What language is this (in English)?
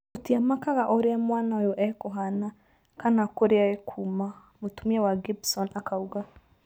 Kikuyu